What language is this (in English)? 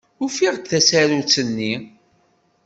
Kabyle